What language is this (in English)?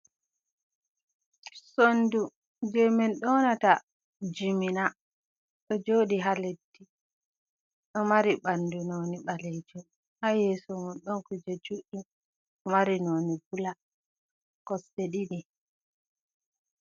Fula